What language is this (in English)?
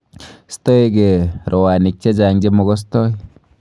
Kalenjin